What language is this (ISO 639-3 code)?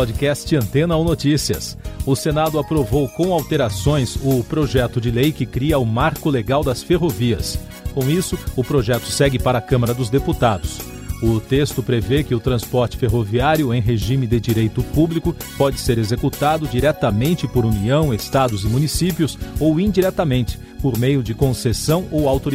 por